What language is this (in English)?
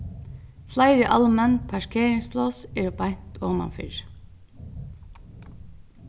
Faroese